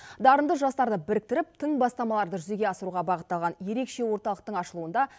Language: Kazakh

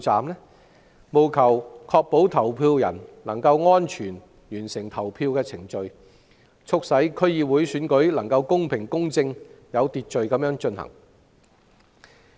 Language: Cantonese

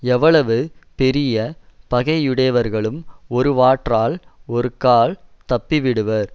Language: Tamil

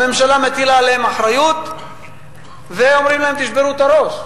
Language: Hebrew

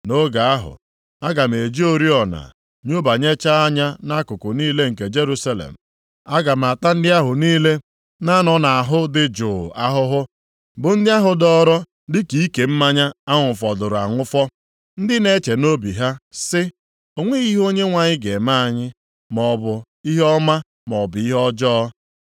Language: Igbo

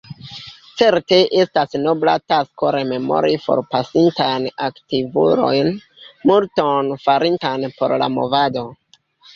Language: Esperanto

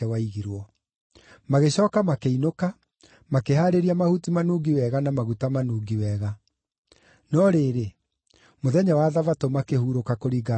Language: Kikuyu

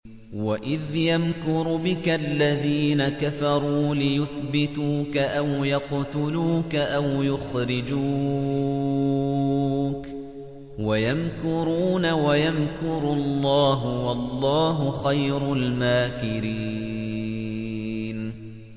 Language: Arabic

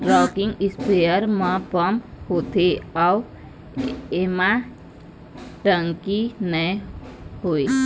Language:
Chhattisgarhi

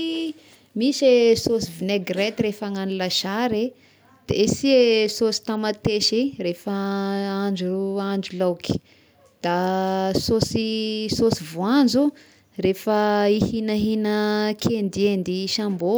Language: Tesaka Malagasy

